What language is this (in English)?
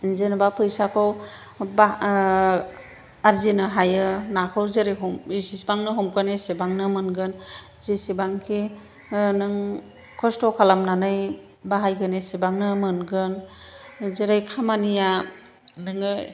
Bodo